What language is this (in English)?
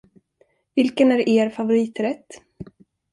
Swedish